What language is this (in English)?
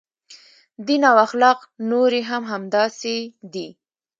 Pashto